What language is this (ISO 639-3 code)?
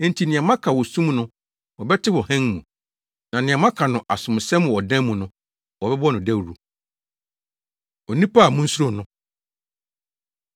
aka